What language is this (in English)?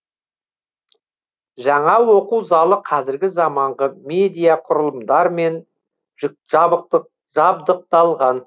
Kazakh